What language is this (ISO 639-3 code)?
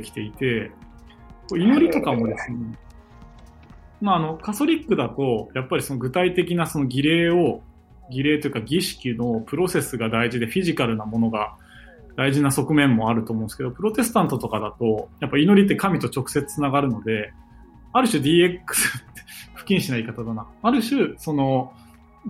jpn